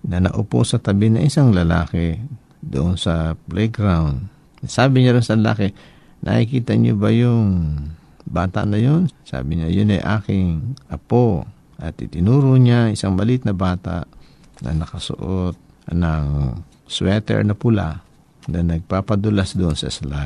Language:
Filipino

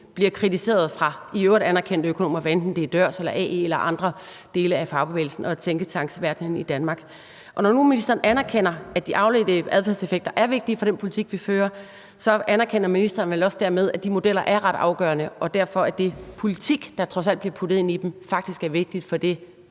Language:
Danish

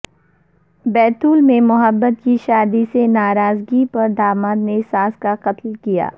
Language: Urdu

